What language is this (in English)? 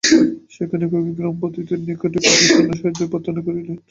Bangla